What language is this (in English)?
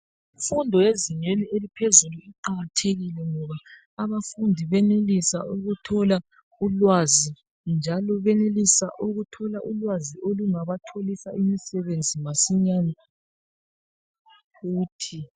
North Ndebele